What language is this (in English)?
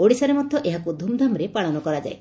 Odia